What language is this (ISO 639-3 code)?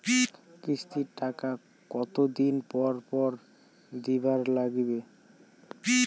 ben